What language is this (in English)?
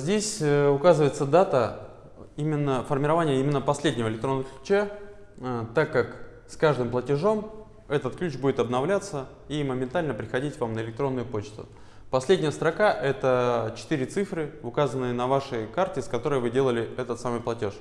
Russian